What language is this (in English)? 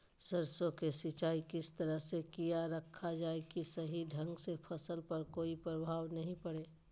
Magahi